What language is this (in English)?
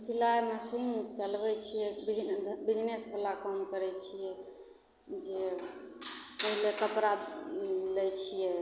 Maithili